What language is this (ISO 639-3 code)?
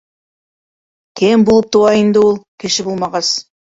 bak